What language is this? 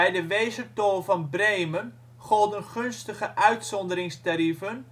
Dutch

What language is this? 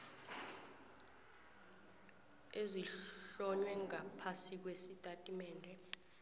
South Ndebele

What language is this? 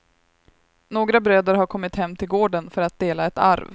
Swedish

